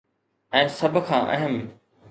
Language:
Sindhi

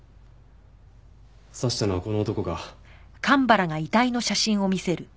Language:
Japanese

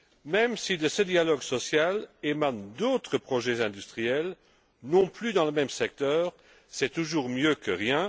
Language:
French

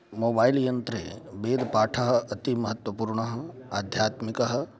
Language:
Sanskrit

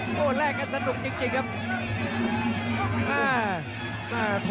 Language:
Thai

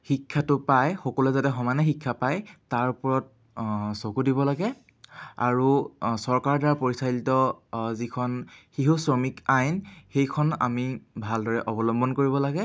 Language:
Assamese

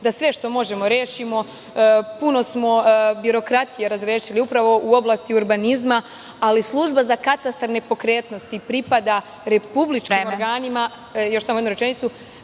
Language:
Serbian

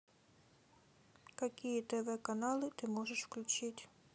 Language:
Russian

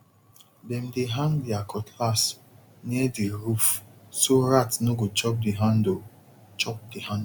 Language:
Nigerian Pidgin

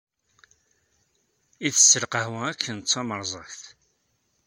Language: Kabyle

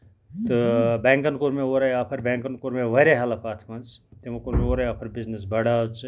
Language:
Kashmiri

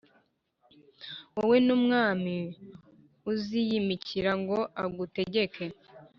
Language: Kinyarwanda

